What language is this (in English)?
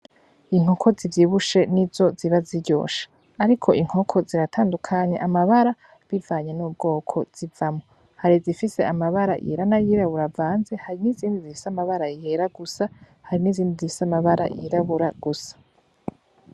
Rundi